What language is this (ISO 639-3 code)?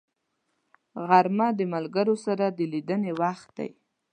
pus